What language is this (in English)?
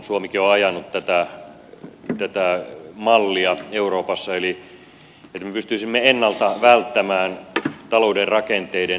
Finnish